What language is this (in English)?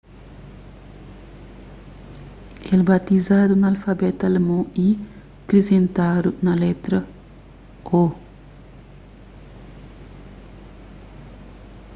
Kabuverdianu